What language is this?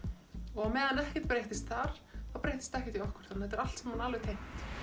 Icelandic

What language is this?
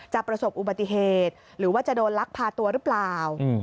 Thai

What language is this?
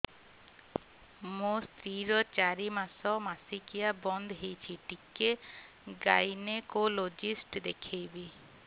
Odia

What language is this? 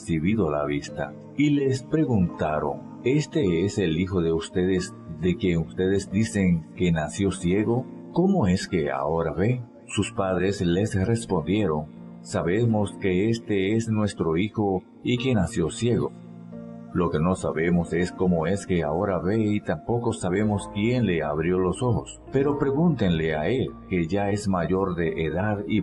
Spanish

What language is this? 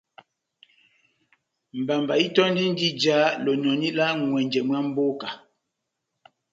Batanga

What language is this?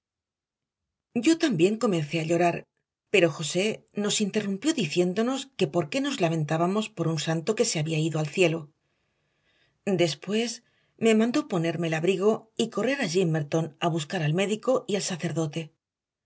Spanish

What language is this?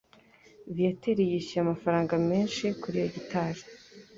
Kinyarwanda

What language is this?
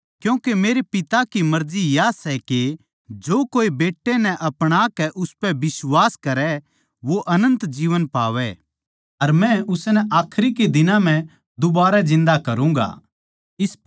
Haryanvi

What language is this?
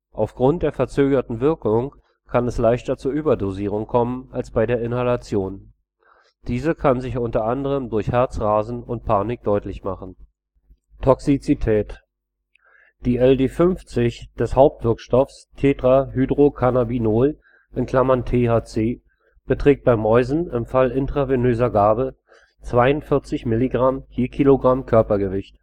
German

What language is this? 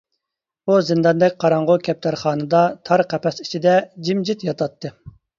Uyghur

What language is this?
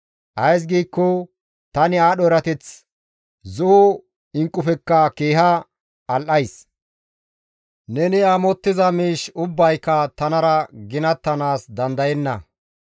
Gamo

